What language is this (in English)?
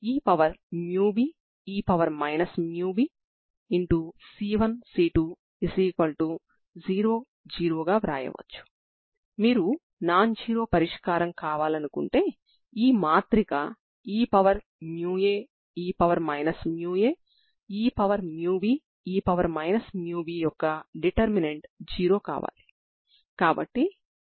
Telugu